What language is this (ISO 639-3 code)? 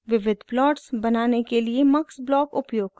hin